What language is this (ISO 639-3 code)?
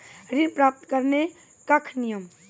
mai